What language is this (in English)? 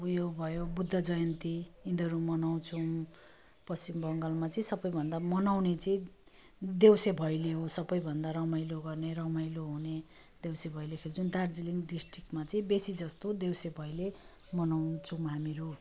Nepali